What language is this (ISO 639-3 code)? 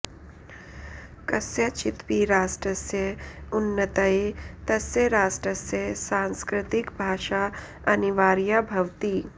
san